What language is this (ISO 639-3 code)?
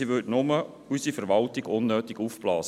gsw